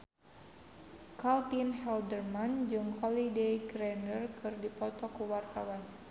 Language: Sundanese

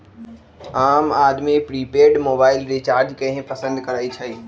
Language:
Magahi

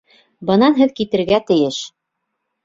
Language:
Bashkir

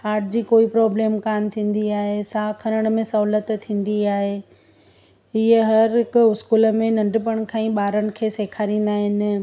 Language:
Sindhi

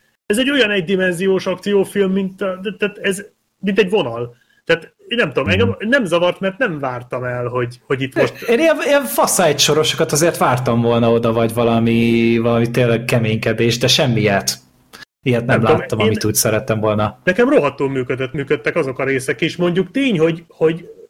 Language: Hungarian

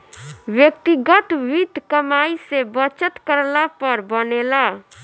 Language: Bhojpuri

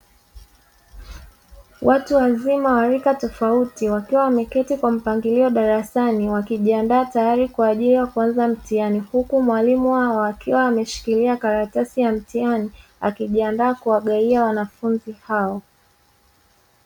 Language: Swahili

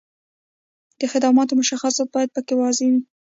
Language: Pashto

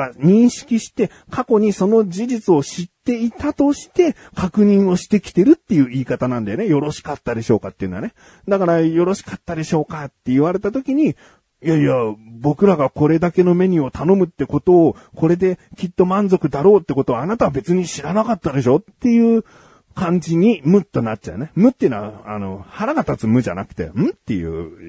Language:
Japanese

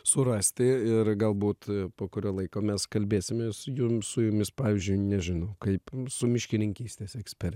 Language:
Lithuanian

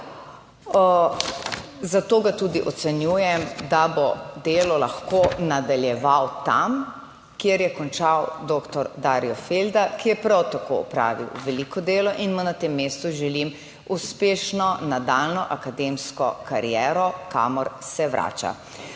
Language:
Slovenian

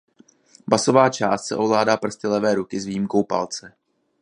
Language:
Czech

